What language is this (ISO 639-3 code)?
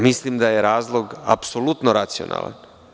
srp